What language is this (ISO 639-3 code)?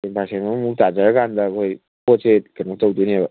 mni